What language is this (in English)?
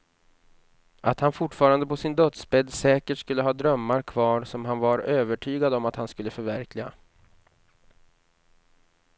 Swedish